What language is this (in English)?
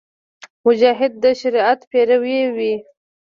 Pashto